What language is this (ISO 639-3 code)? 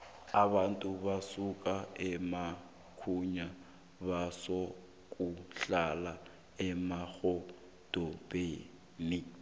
nbl